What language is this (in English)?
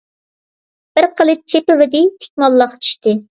Uyghur